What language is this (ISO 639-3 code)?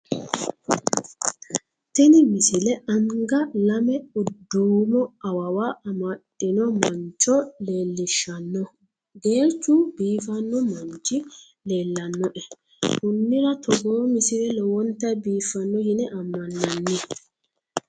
sid